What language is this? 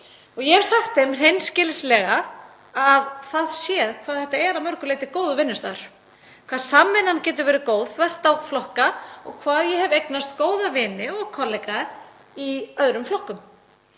Icelandic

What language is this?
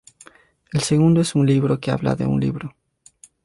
Spanish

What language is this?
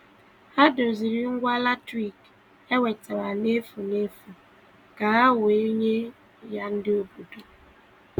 Igbo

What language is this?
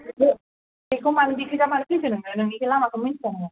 Bodo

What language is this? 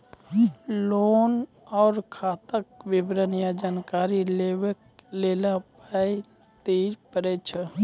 Maithili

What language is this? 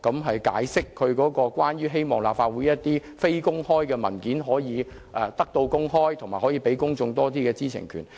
Cantonese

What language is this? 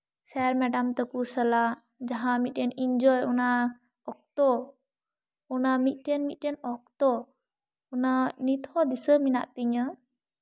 Santali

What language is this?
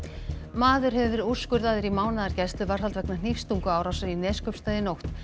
Icelandic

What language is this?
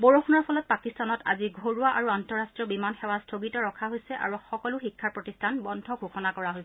Assamese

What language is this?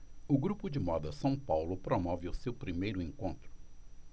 Portuguese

